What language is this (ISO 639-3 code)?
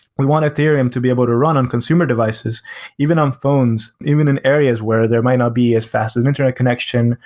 eng